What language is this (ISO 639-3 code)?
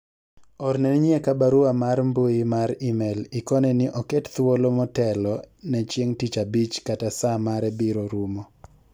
luo